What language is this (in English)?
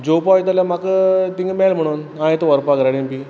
Konkani